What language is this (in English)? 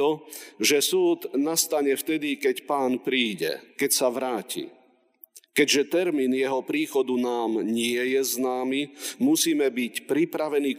Slovak